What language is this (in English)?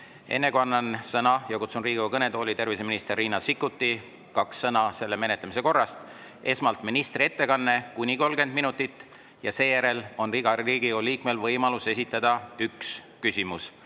Estonian